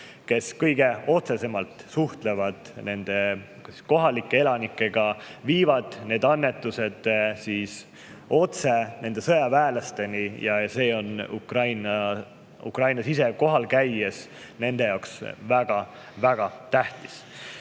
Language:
Estonian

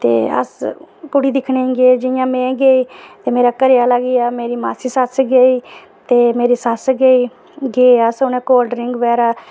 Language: Dogri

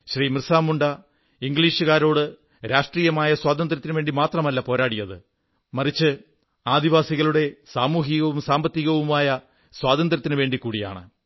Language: Malayalam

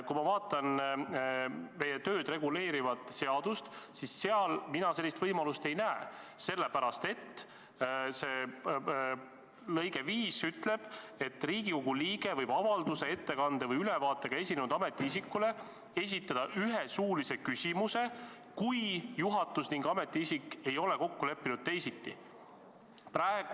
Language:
Estonian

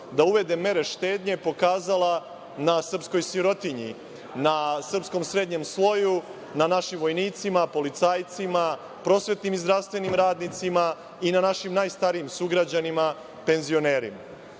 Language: Serbian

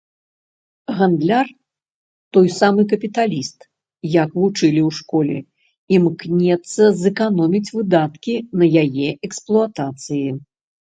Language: Belarusian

